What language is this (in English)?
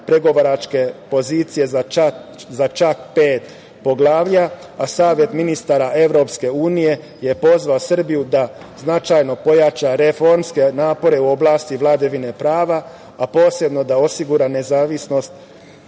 Serbian